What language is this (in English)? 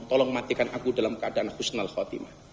Indonesian